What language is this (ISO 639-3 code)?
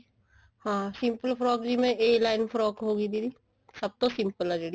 pan